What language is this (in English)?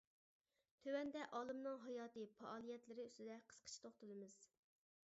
Uyghur